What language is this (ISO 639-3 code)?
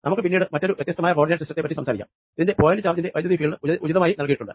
mal